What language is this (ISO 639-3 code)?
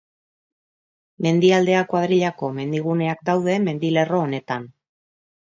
eus